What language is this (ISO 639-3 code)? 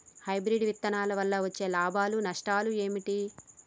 tel